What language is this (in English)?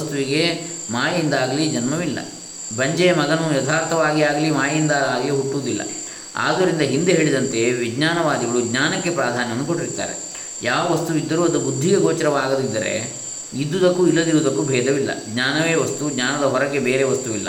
Kannada